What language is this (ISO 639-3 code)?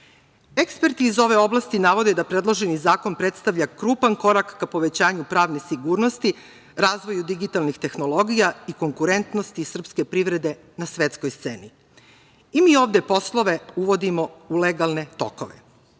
srp